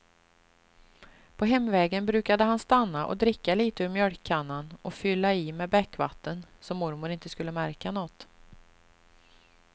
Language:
Swedish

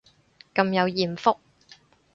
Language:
Cantonese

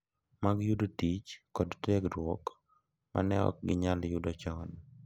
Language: Luo (Kenya and Tanzania)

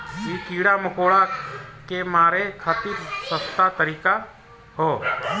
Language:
Bhojpuri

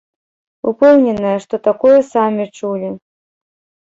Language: Belarusian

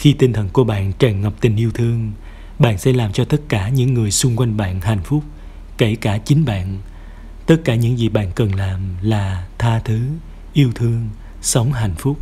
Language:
Vietnamese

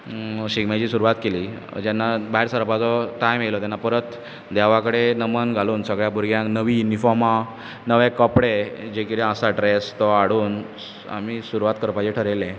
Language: Konkani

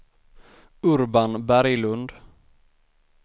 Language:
Swedish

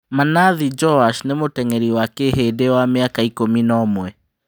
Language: Kikuyu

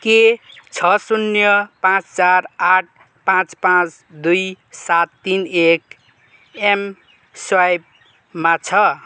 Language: Nepali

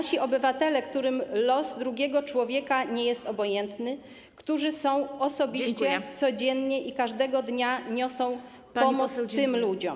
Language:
Polish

